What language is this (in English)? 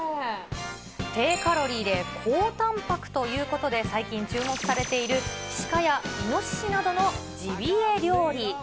Japanese